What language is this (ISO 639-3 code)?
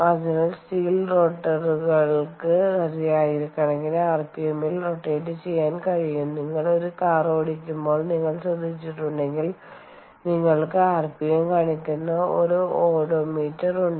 mal